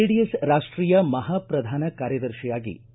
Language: Kannada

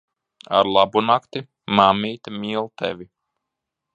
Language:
Latvian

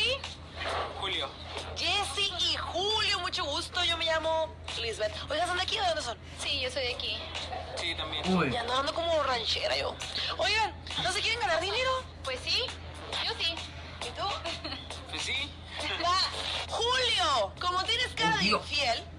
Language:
Spanish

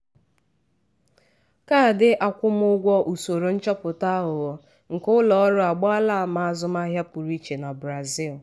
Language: Igbo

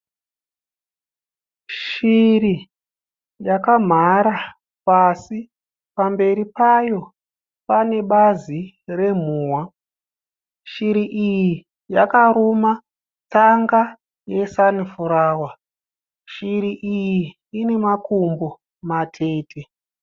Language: Shona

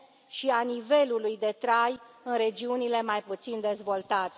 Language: Romanian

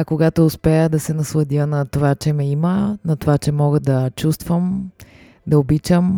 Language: Bulgarian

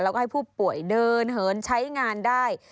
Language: Thai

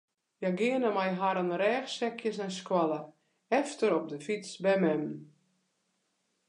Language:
Western Frisian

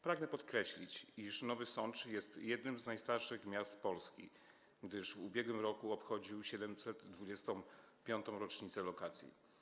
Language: Polish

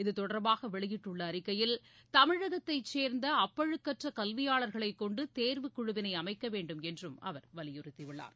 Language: Tamil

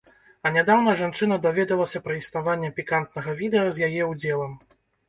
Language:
Belarusian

